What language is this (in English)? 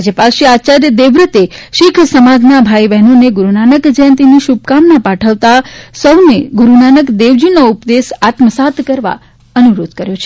Gujarati